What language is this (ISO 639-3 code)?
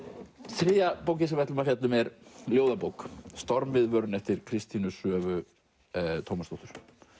isl